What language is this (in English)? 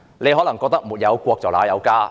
Cantonese